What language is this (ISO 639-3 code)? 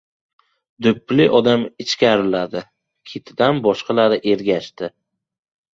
uzb